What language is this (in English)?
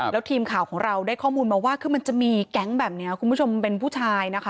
Thai